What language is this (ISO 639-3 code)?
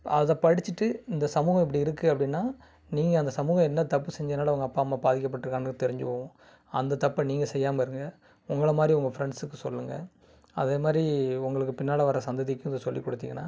tam